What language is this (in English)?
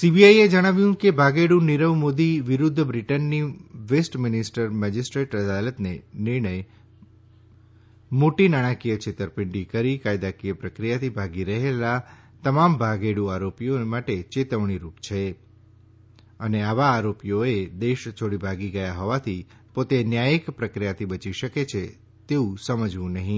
Gujarati